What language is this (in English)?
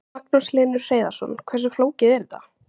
Icelandic